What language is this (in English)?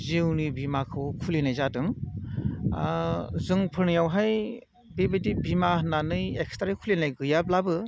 Bodo